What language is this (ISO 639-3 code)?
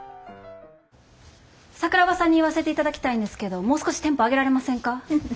jpn